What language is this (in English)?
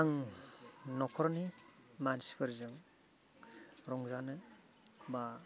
Bodo